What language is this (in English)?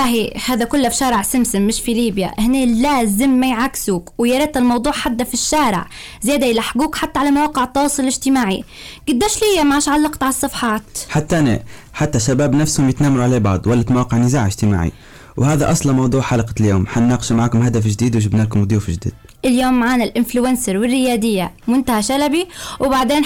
Arabic